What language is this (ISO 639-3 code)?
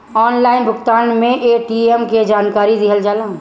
bho